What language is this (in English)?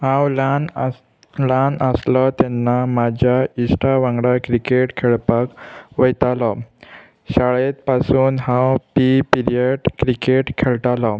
Konkani